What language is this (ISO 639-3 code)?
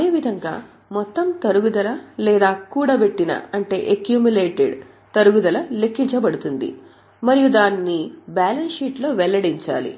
tel